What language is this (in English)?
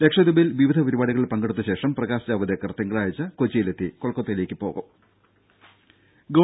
Malayalam